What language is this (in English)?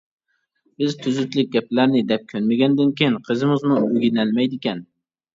Uyghur